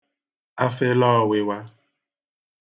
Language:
Igbo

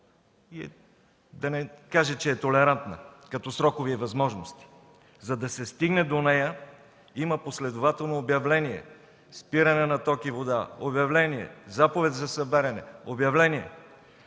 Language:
Bulgarian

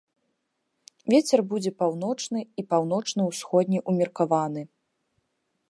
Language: Belarusian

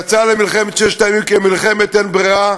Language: Hebrew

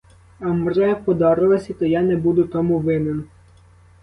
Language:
Ukrainian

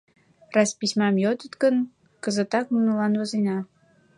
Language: Mari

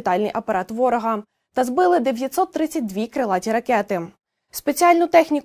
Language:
Ukrainian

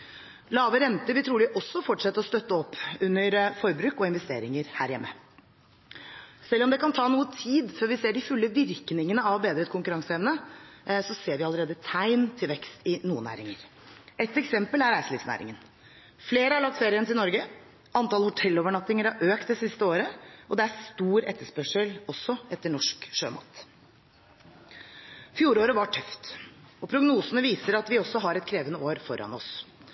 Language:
Norwegian Bokmål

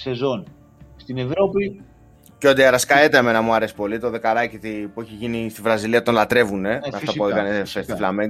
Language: Greek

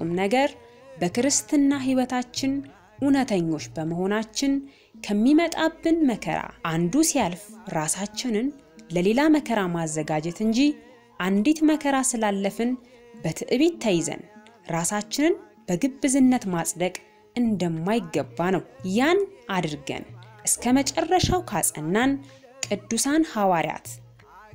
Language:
Arabic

